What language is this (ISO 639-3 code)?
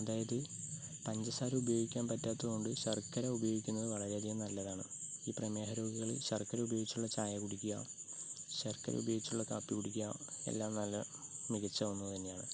mal